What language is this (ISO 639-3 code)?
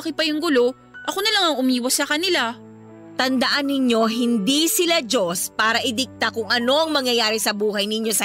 fil